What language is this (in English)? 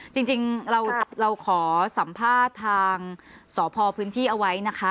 Thai